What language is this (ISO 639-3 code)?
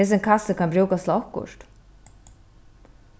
fao